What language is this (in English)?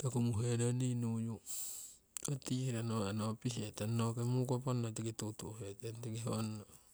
Siwai